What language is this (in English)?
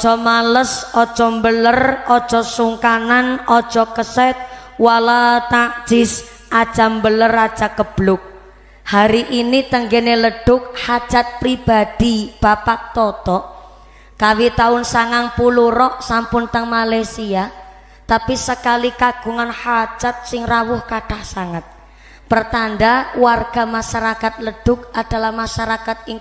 Indonesian